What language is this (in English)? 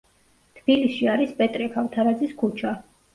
Georgian